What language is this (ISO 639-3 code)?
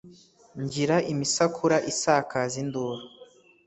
kin